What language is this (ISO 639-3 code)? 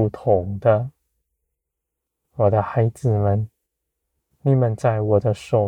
zho